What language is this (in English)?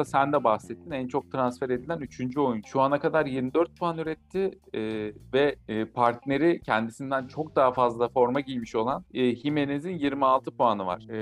Turkish